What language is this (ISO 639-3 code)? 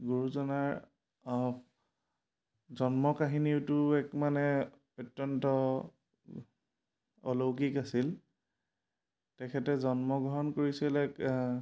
asm